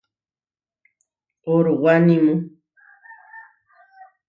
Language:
Huarijio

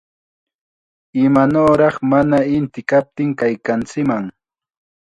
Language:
Chiquián Ancash Quechua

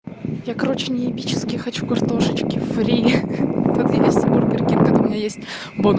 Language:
Russian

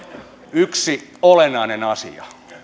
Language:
Finnish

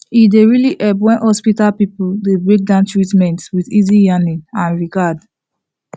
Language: Nigerian Pidgin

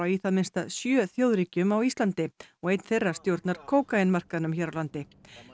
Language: Icelandic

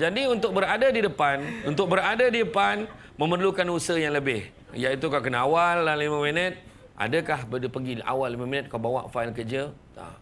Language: Malay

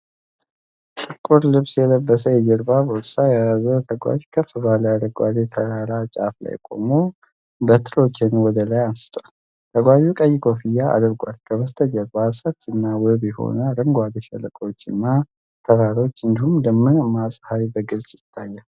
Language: Amharic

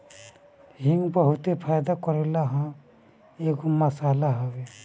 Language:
Bhojpuri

